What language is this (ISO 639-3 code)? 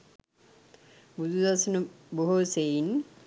sin